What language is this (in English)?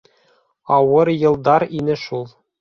Bashkir